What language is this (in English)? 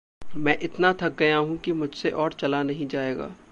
Hindi